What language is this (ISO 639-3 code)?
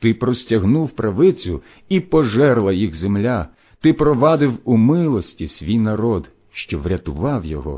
ukr